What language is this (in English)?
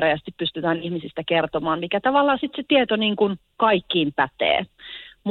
Finnish